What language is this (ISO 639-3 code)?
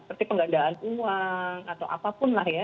ind